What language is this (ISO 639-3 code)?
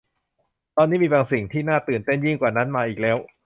tha